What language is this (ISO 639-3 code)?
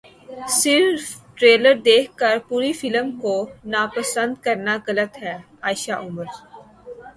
urd